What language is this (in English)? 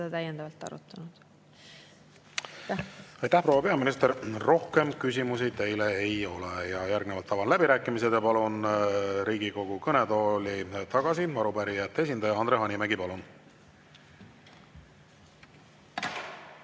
Estonian